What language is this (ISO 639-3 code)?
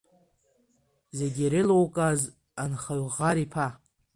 abk